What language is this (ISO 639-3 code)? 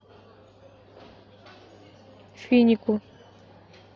rus